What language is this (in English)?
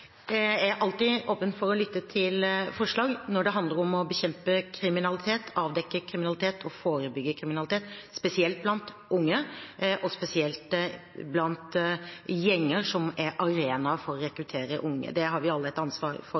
Norwegian